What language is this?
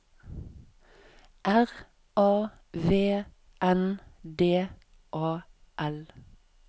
Norwegian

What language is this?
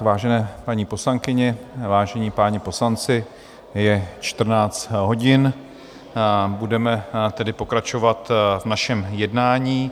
Czech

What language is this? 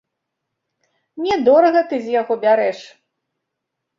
Belarusian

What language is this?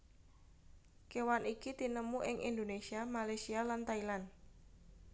Javanese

